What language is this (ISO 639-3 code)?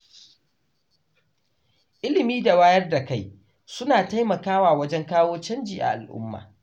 hau